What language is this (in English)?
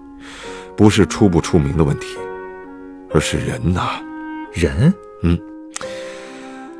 Chinese